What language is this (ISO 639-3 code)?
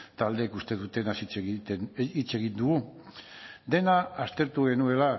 eus